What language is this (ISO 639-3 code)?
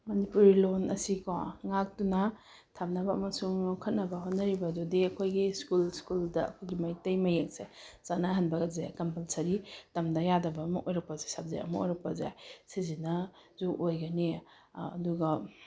mni